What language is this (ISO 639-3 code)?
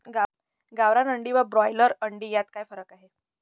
mar